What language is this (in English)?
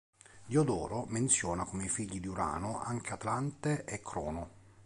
Italian